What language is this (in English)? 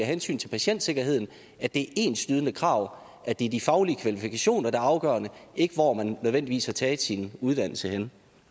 Danish